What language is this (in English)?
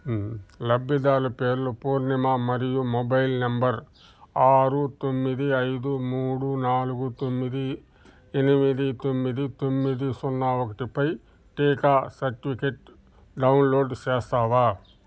Telugu